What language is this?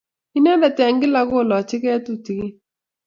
Kalenjin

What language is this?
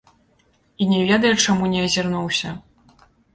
Belarusian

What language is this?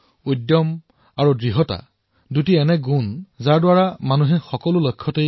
Assamese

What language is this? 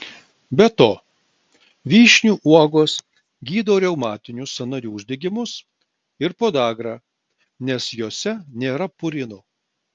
Lithuanian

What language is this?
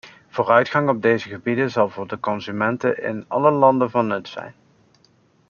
Dutch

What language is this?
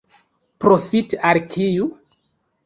Esperanto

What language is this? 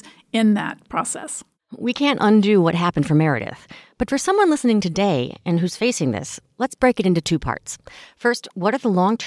English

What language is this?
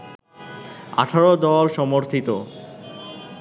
Bangla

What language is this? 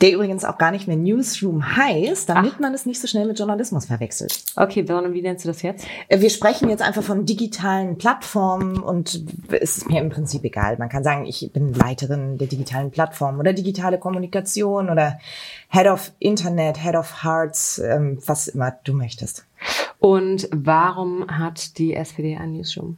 German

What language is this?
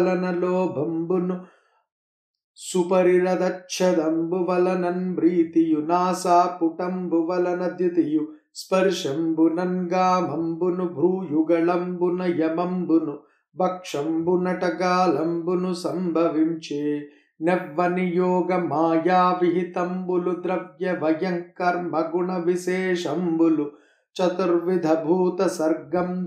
Telugu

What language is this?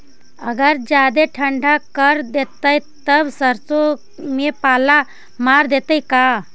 Magahi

